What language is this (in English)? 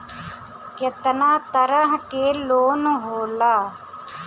Bhojpuri